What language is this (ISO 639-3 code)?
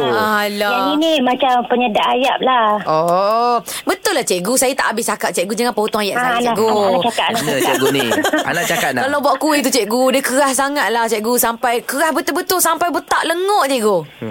msa